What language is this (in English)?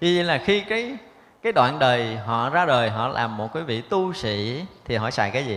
Vietnamese